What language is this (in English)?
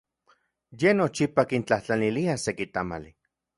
Central Puebla Nahuatl